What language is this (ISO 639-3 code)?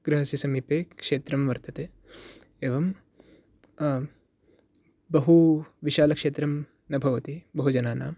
san